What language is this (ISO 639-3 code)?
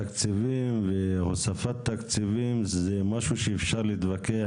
heb